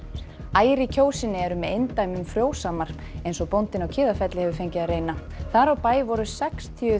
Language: Icelandic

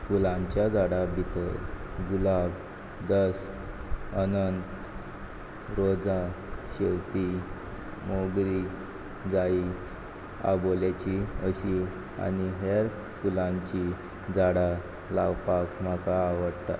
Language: Konkani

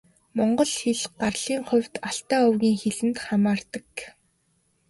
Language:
Mongolian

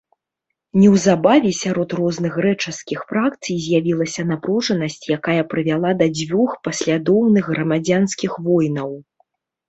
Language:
Belarusian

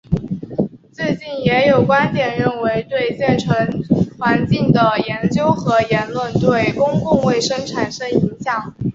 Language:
Chinese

